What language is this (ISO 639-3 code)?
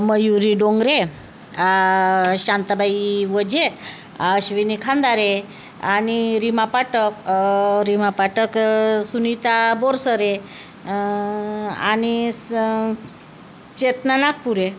mar